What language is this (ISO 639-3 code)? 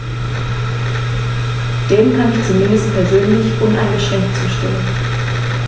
deu